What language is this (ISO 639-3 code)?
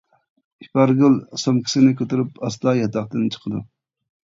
uig